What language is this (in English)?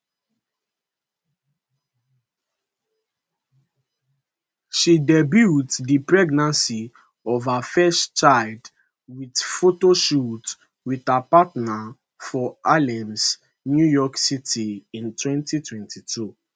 Nigerian Pidgin